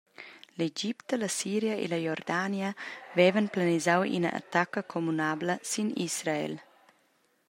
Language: Romansh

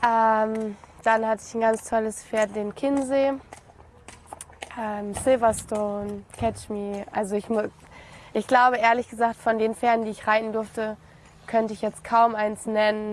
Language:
German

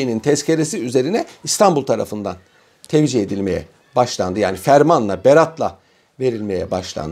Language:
Turkish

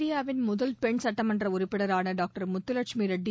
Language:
Tamil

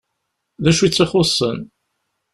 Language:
Kabyle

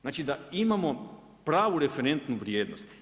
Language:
Croatian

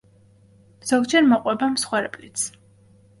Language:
Georgian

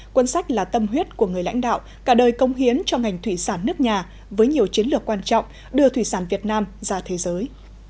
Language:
Vietnamese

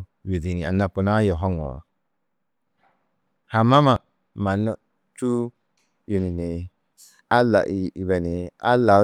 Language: Tedaga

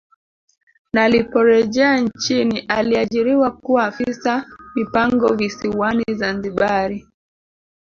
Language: Swahili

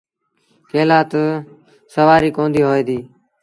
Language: Sindhi Bhil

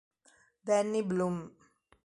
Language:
Italian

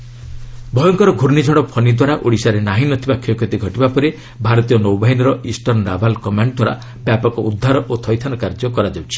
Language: Odia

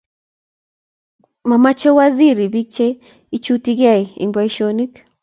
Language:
Kalenjin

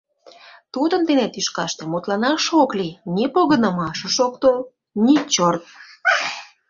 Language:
Mari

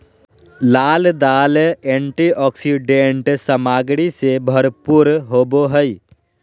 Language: Magahi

